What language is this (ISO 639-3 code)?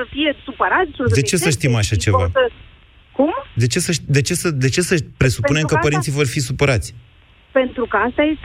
ron